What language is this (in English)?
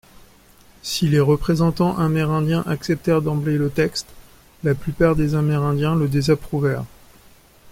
French